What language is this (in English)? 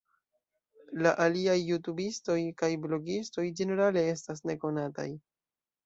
Esperanto